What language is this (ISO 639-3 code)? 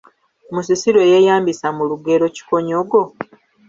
lug